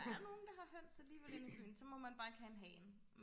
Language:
Danish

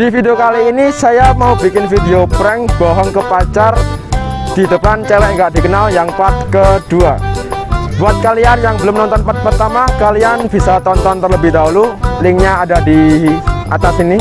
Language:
Indonesian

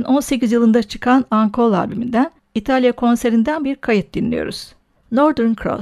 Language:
Turkish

